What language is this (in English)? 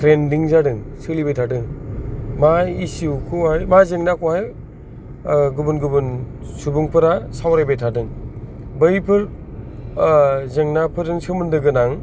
Bodo